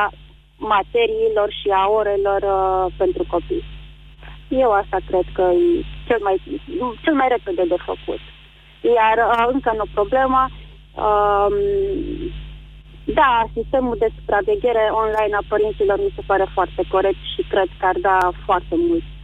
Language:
Romanian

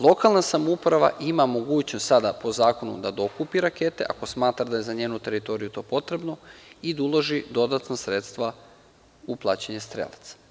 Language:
Serbian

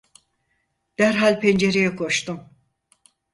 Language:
Turkish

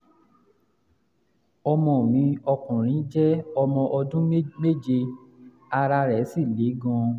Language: Yoruba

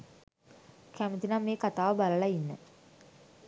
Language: Sinhala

